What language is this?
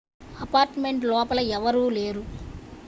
Telugu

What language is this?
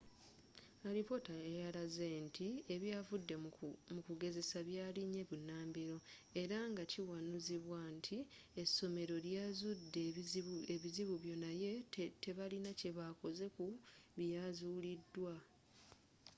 Ganda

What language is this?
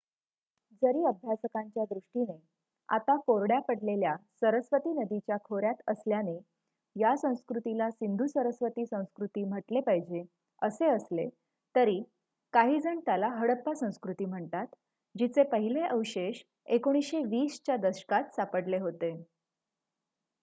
Marathi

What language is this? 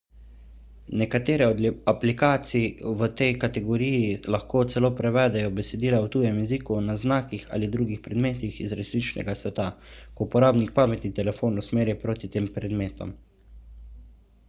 Slovenian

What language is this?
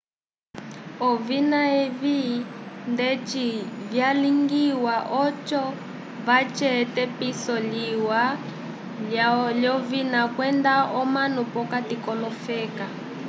Umbundu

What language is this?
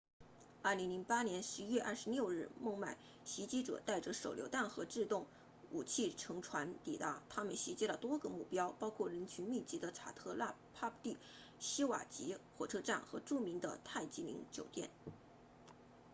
Chinese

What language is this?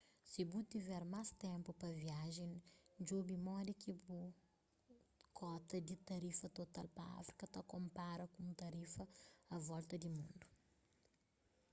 Kabuverdianu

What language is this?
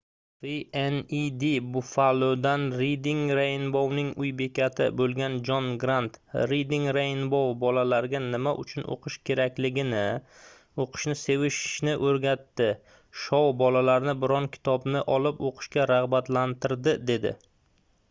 Uzbek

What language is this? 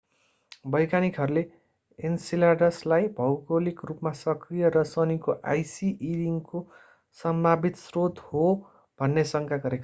Nepali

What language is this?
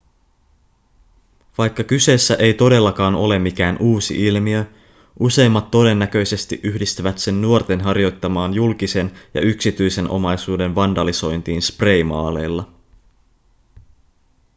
Finnish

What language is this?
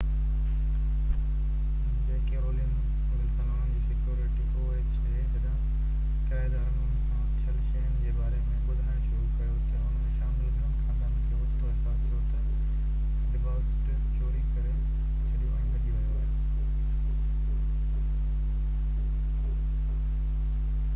Sindhi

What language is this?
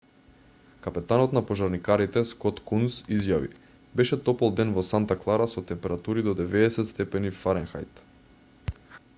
Macedonian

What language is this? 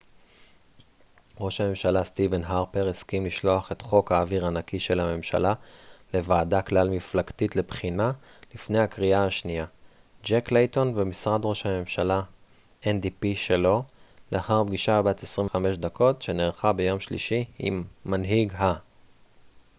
Hebrew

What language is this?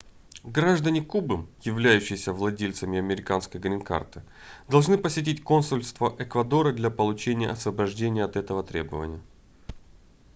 Russian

